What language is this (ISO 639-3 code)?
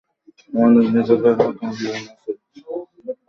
ben